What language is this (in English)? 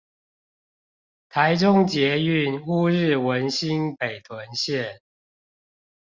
Chinese